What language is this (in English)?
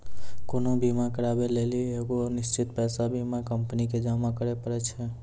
Maithili